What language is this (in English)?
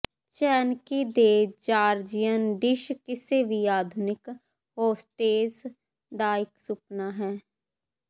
Punjabi